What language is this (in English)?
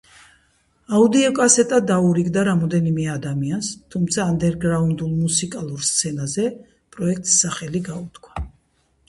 Georgian